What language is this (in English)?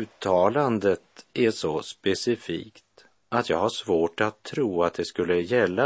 Swedish